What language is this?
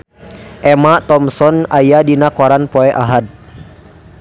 Sundanese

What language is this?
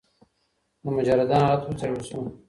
Pashto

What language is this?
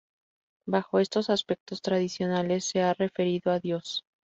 Spanish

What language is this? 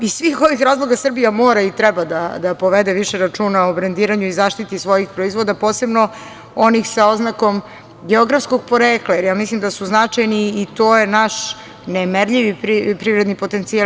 Serbian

